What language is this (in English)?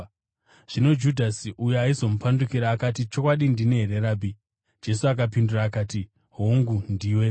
Shona